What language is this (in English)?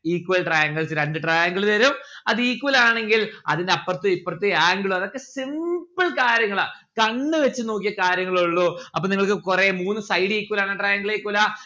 Malayalam